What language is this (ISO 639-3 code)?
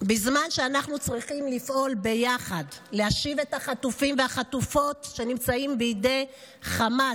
heb